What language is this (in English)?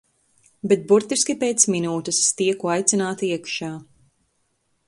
Latvian